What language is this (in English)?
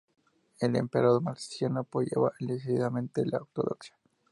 Spanish